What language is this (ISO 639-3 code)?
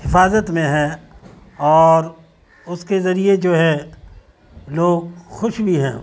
urd